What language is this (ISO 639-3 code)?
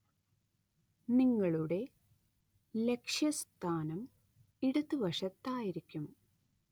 mal